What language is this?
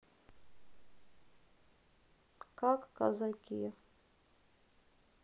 Russian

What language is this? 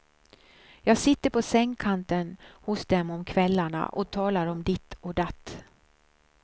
Swedish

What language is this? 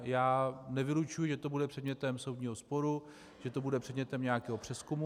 Czech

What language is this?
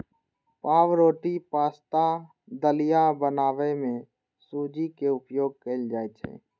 Maithili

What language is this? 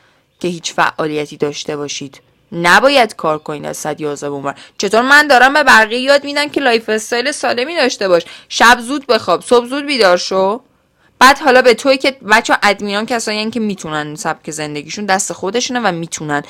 Persian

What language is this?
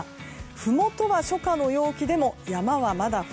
Japanese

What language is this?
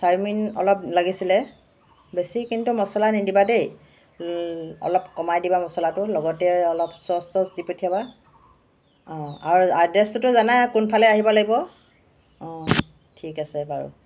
Assamese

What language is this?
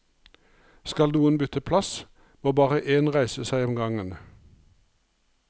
Norwegian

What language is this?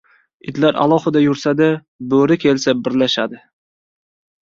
Uzbek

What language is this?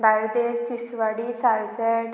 Konkani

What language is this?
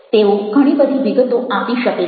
Gujarati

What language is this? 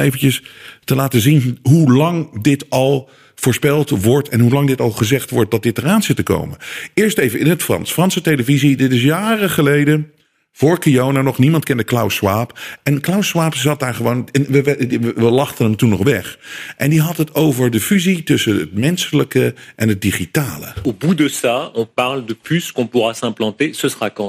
Dutch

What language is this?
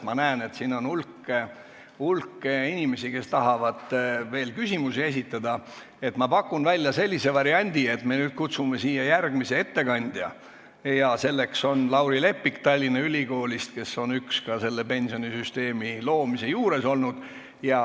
Estonian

